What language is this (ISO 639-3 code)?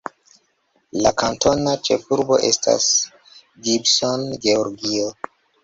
epo